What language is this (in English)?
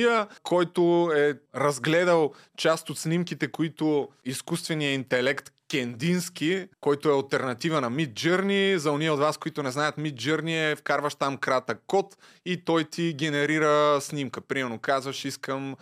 Bulgarian